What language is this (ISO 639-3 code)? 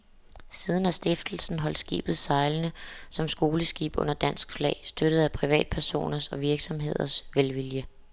dan